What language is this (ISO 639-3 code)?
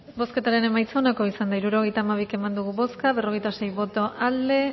eus